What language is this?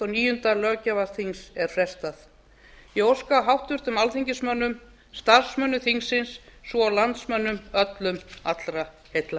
Icelandic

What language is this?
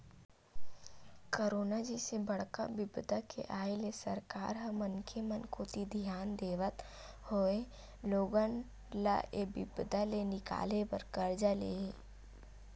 Chhattisgarhi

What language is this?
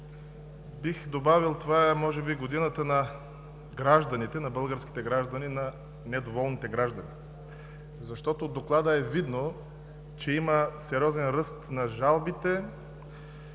Bulgarian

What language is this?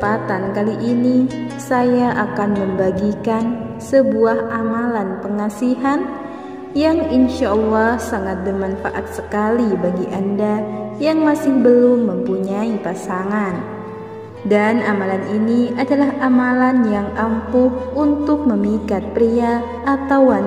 Indonesian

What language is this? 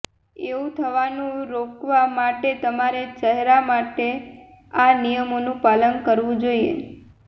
Gujarati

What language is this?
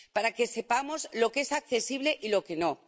Spanish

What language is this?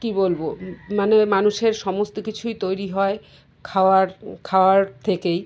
Bangla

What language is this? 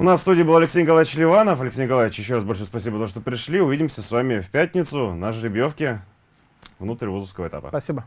Russian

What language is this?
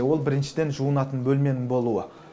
Kazakh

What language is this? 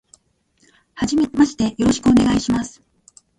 Japanese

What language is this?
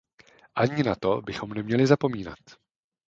Czech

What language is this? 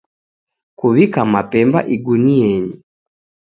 Taita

